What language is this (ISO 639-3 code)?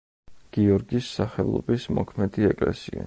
kat